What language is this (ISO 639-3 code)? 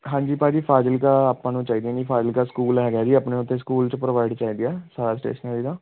pan